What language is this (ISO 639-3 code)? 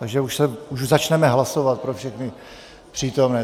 ces